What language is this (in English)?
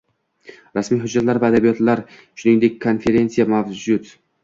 Uzbek